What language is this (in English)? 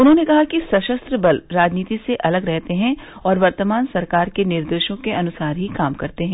Hindi